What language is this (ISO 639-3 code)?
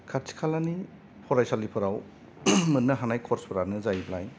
brx